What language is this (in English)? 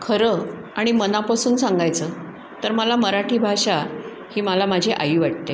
Marathi